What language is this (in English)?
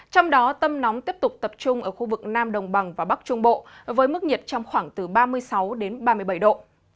Vietnamese